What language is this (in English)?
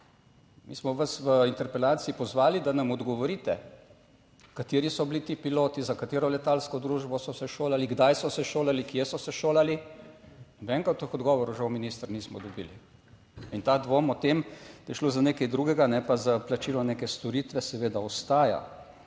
Slovenian